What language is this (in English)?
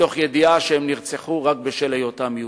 Hebrew